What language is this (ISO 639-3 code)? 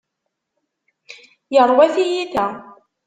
kab